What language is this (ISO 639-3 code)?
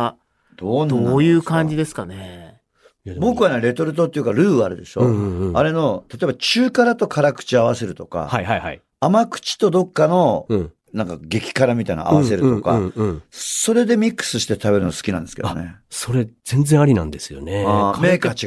jpn